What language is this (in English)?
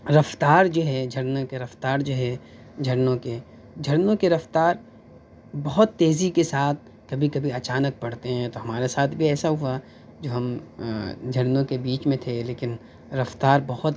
Urdu